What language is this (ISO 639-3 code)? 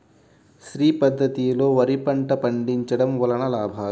tel